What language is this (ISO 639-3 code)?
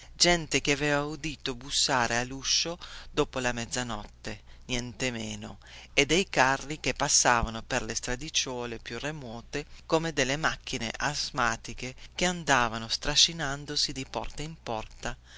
ita